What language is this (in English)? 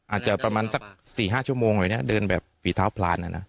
Thai